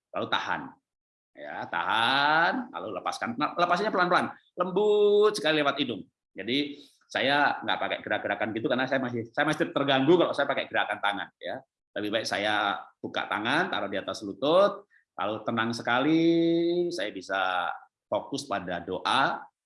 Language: Indonesian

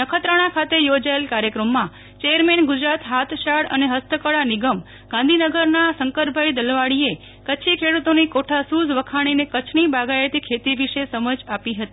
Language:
Gujarati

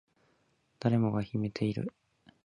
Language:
Japanese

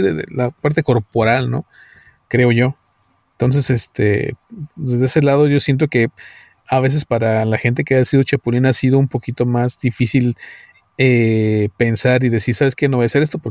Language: Spanish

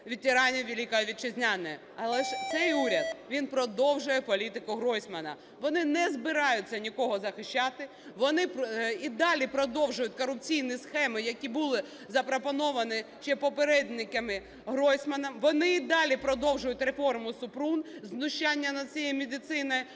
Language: Ukrainian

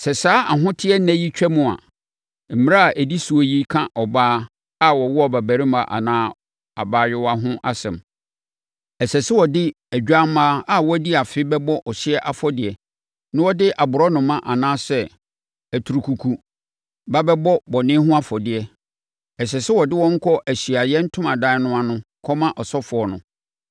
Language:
Akan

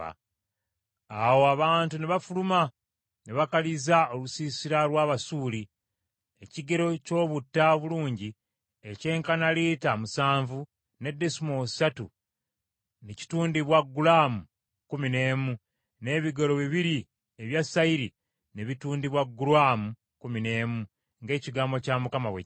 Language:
Ganda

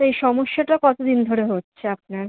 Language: Bangla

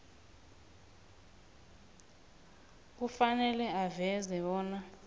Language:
South Ndebele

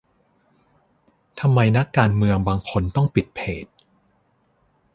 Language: Thai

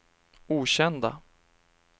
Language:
Swedish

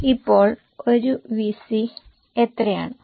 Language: Malayalam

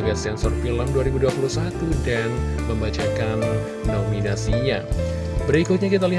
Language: Indonesian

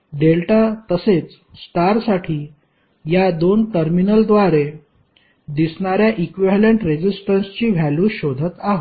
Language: Marathi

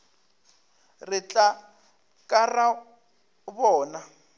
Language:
Northern Sotho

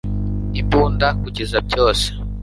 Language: Kinyarwanda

